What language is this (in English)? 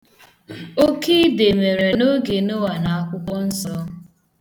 Igbo